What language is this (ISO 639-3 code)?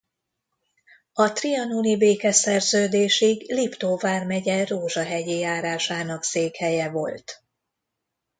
hun